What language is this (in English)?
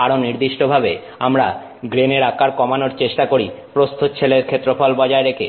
Bangla